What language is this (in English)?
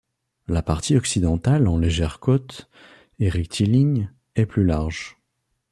French